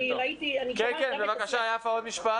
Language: Hebrew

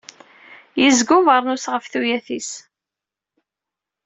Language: Kabyle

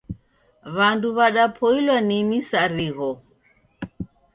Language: Taita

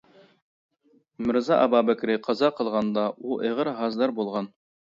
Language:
Uyghur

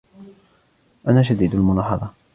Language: Arabic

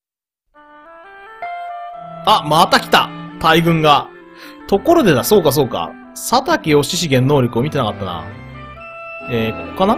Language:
Japanese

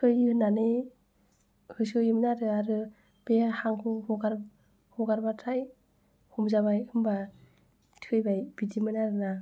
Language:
Bodo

